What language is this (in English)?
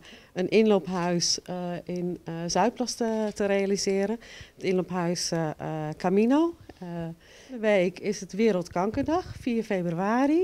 Dutch